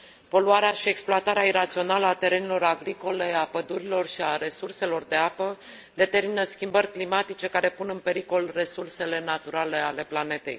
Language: Romanian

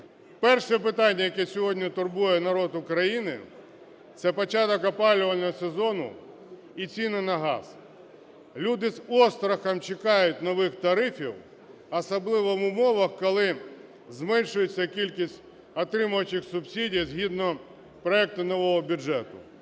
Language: Ukrainian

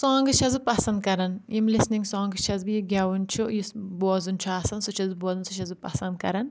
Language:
Kashmiri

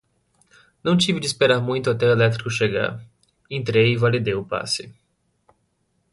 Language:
Portuguese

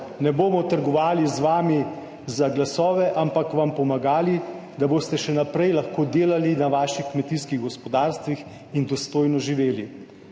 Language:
Slovenian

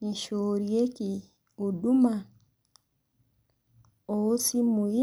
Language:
Masai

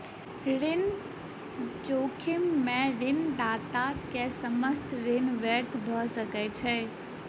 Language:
Maithili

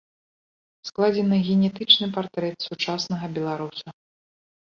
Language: Belarusian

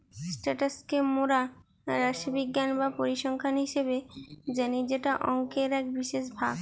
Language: Bangla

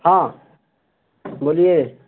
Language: Urdu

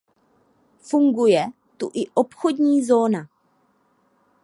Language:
Czech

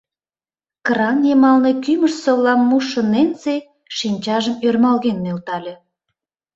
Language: Mari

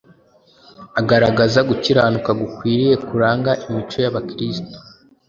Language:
Kinyarwanda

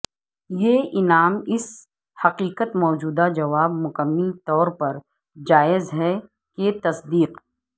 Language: Urdu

